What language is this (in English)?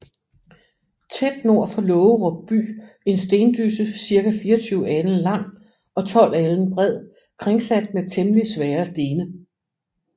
Danish